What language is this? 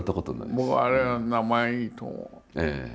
Japanese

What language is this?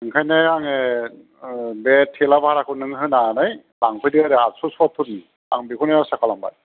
Bodo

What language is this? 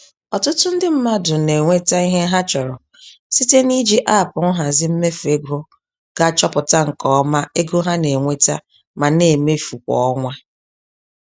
Igbo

